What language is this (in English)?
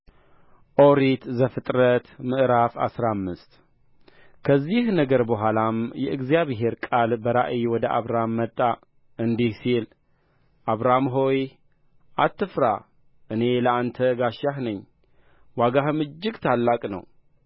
Amharic